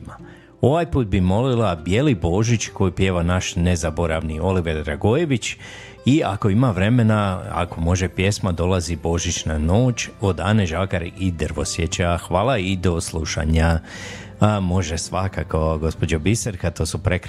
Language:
Croatian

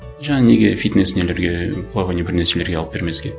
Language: Kazakh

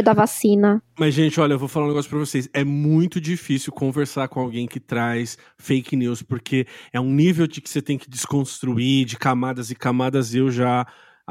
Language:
Portuguese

